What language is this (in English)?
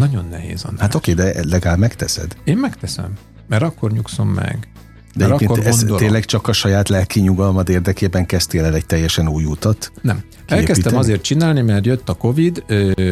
Hungarian